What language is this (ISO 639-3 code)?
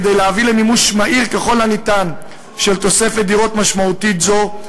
heb